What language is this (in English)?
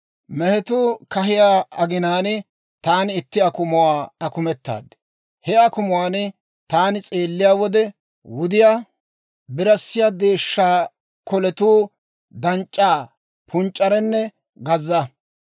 Dawro